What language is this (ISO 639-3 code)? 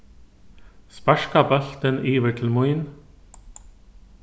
fao